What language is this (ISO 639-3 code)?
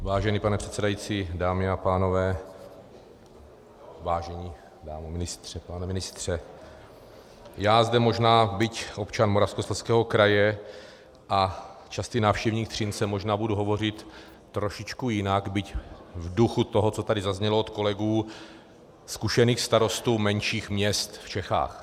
ces